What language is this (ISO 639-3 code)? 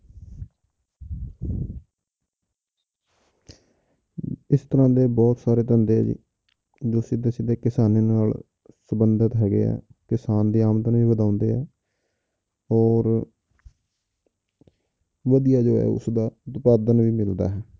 pan